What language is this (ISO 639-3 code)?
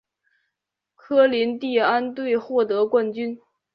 zho